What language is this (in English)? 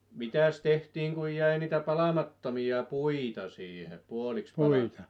Finnish